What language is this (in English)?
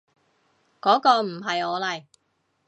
Cantonese